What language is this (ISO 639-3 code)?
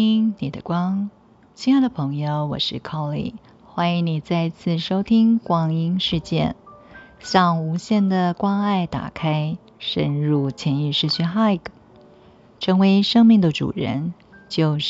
zho